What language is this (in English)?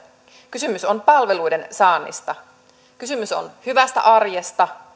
Finnish